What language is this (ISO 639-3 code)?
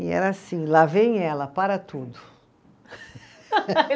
por